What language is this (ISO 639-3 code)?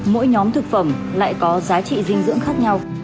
vie